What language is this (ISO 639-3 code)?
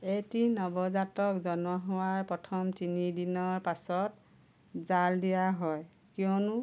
asm